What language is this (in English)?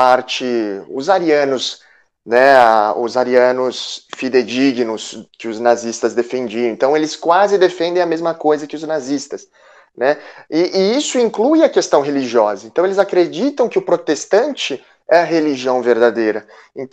Portuguese